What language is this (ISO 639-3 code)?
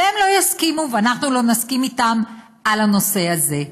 heb